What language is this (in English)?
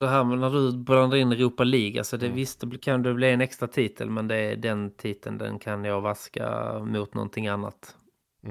Swedish